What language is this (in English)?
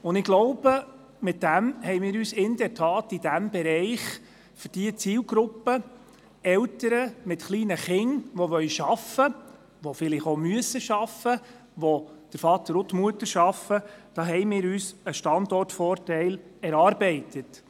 Swiss German